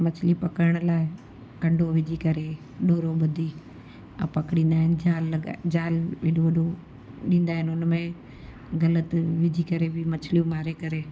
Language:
Sindhi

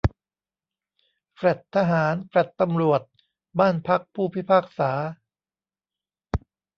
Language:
Thai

